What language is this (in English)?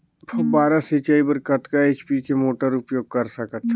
Chhattisgarhi